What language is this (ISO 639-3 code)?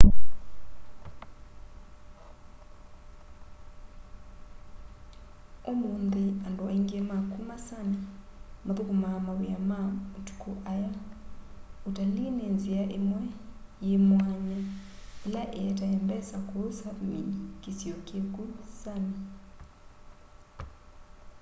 kam